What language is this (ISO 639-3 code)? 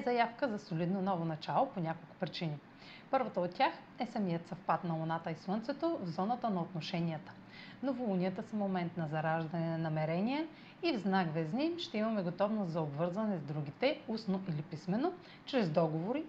bul